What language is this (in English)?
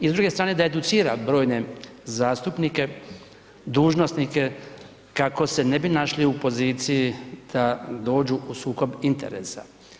Croatian